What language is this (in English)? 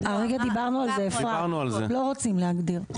Hebrew